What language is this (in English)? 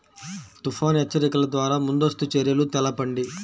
Telugu